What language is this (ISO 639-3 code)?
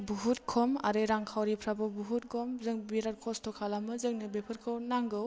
brx